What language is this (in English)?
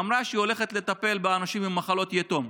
Hebrew